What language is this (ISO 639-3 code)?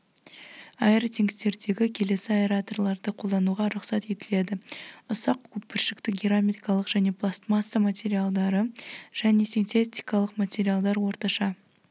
kaz